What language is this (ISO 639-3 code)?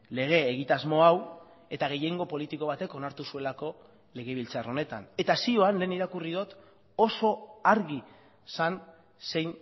eus